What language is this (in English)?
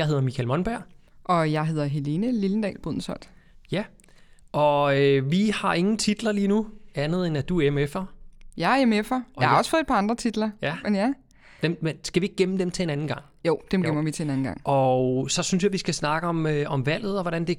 Danish